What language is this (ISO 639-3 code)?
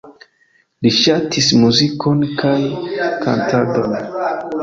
epo